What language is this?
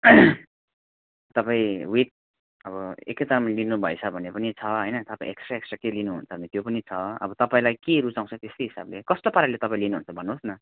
Nepali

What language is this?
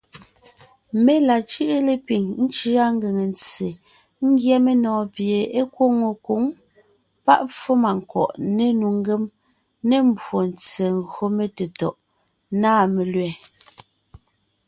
Ngiemboon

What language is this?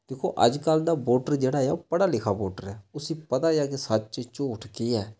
Dogri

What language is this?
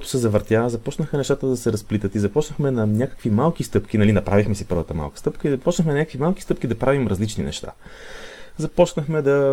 Bulgarian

